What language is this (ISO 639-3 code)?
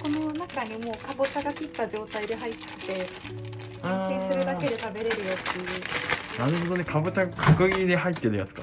jpn